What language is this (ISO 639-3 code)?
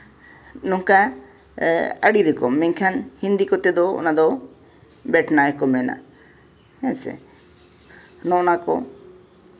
sat